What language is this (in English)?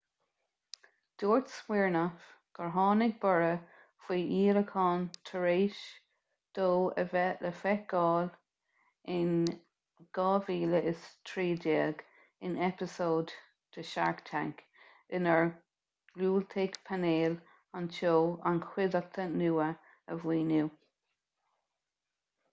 Irish